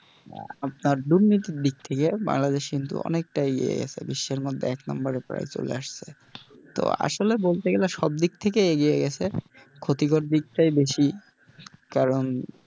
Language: Bangla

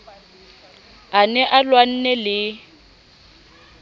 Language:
Southern Sotho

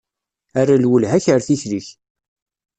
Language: Kabyle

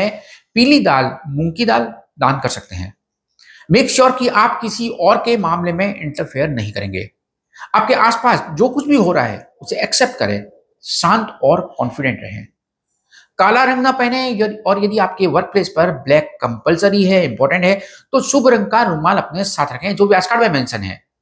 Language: Hindi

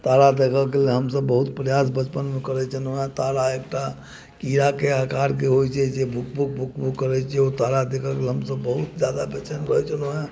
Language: Maithili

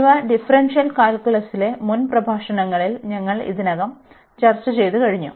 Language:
Malayalam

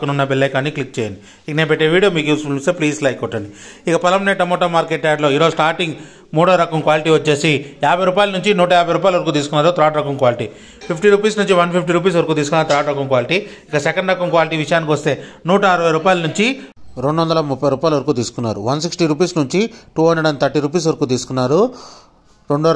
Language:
Telugu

